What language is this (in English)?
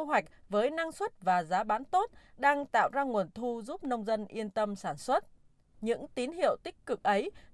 Vietnamese